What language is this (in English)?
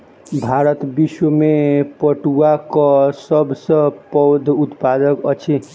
Maithili